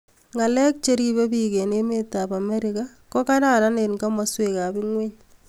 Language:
Kalenjin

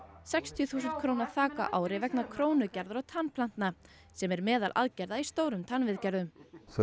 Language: Icelandic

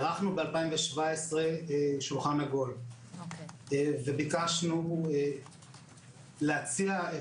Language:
Hebrew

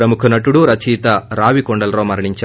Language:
Telugu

